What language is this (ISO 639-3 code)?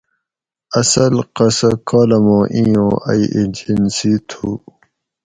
gwc